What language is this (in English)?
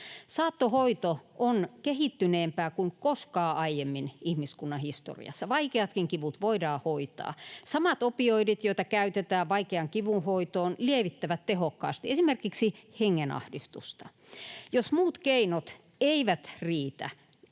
Finnish